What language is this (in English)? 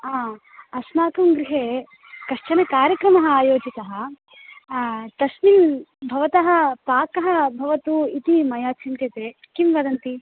Sanskrit